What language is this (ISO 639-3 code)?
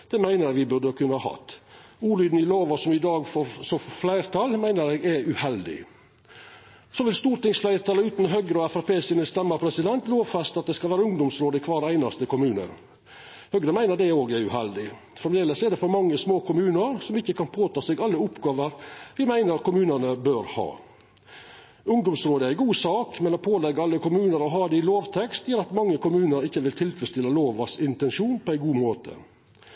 nno